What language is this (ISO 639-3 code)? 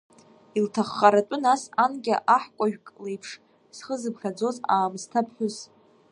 abk